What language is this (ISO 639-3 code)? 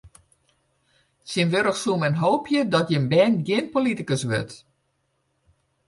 fry